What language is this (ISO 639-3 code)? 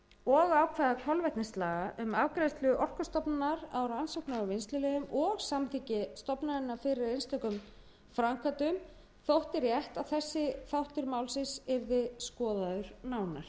isl